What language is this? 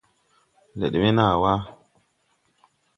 Tupuri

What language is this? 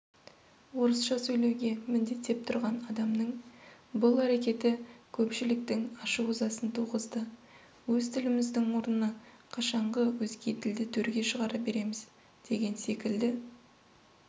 Kazakh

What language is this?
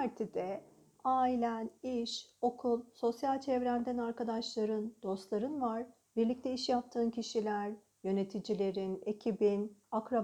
Turkish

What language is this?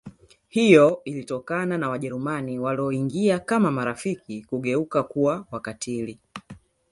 Swahili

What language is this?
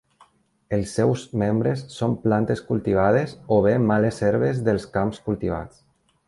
Catalan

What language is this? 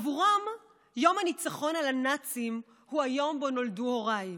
Hebrew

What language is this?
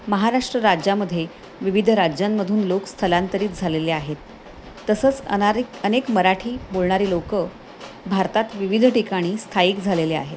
Marathi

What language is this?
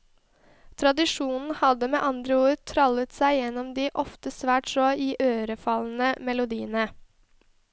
Norwegian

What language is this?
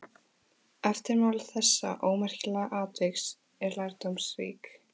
Icelandic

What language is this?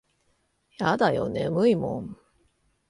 Japanese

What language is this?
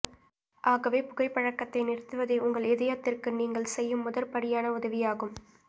Tamil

